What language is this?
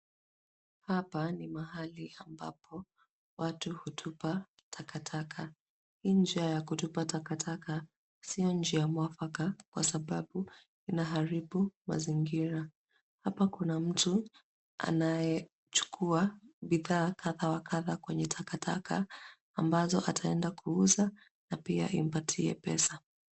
Swahili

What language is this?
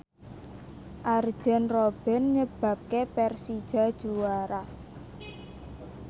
Javanese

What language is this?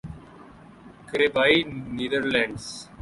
Urdu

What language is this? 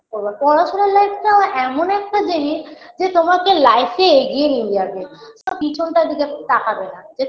Bangla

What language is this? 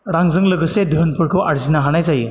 Bodo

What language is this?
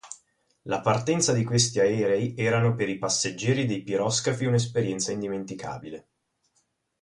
Italian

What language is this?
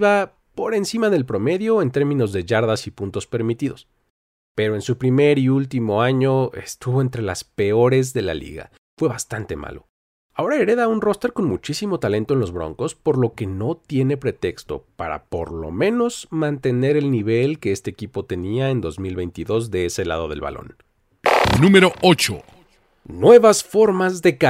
Spanish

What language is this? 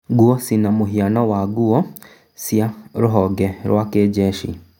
Kikuyu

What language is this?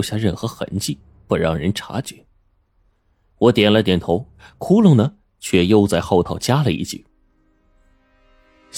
Chinese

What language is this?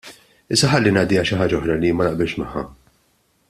Maltese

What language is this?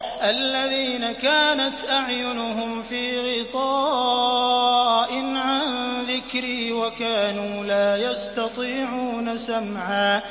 Arabic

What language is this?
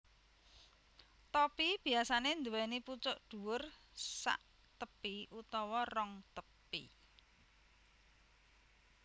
Javanese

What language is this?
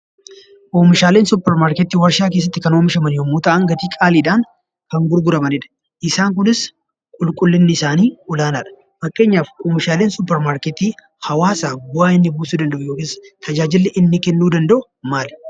Oromo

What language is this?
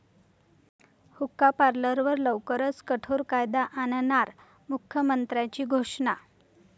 Marathi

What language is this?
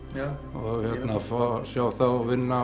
Icelandic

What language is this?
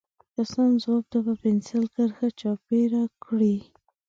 Pashto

